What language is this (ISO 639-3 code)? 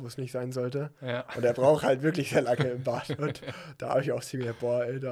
deu